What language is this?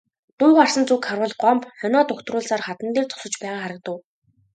Mongolian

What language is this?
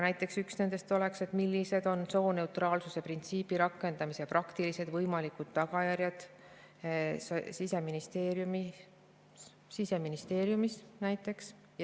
Estonian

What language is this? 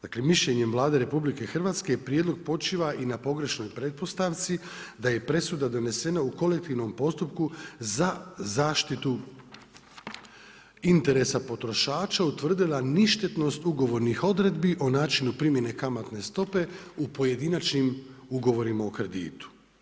Croatian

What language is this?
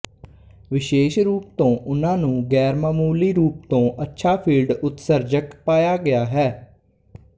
Punjabi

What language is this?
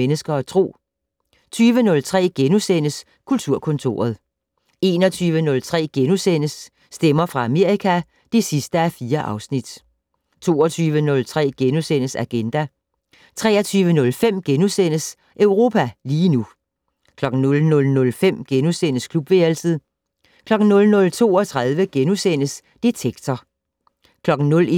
Danish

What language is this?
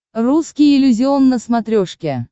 Russian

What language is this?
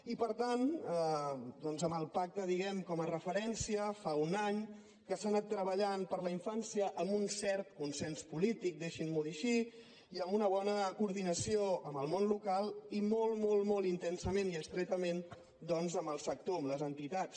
Catalan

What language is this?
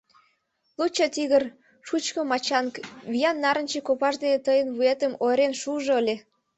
Mari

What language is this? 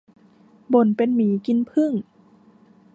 Thai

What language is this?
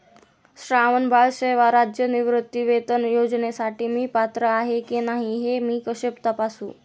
Marathi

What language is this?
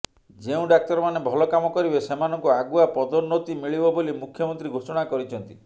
Odia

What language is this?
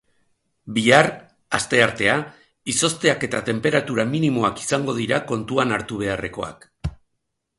Basque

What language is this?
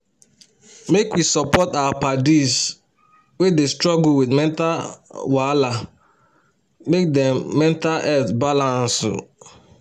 Nigerian Pidgin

